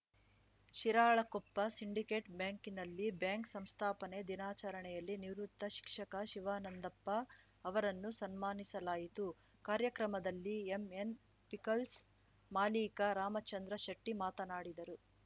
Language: Kannada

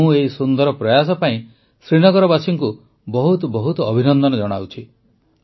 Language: Odia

